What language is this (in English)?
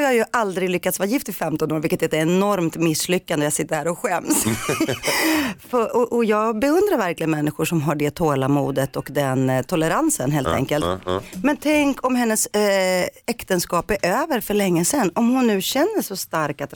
Swedish